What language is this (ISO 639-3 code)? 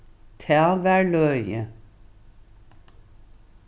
fao